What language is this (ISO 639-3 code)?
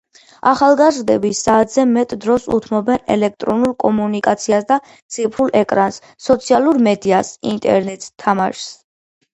kat